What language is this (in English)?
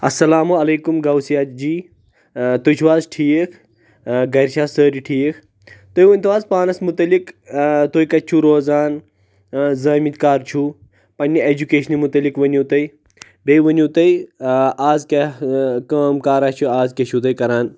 Kashmiri